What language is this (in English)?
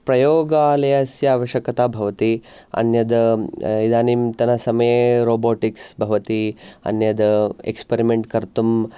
Sanskrit